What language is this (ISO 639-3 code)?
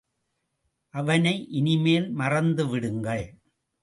tam